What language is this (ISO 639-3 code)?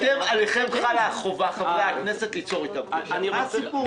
heb